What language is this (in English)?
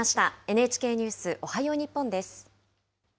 Japanese